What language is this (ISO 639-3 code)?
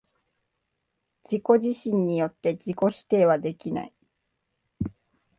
jpn